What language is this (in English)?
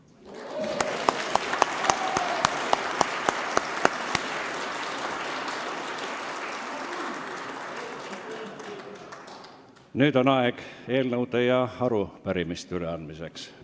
Estonian